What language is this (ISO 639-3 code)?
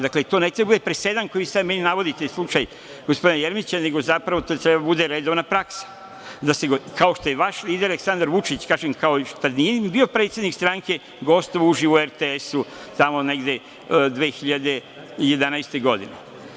srp